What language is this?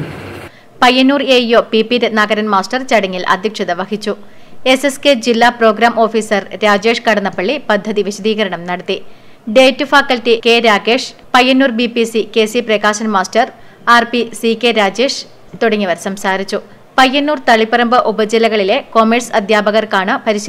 Malayalam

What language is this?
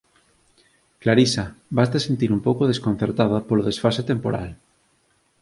Galician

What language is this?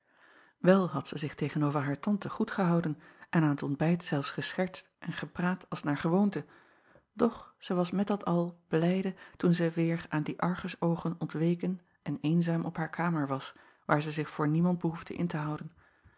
Dutch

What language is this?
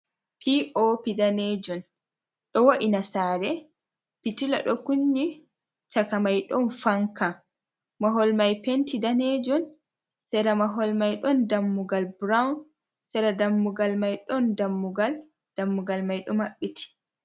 Fula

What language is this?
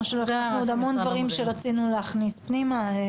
Hebrew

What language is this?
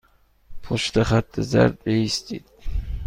Persian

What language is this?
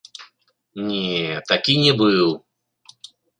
Belarusian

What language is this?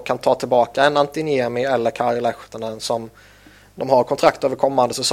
Swedish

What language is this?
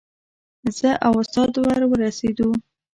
Pashto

